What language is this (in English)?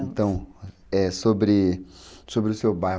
Portuguese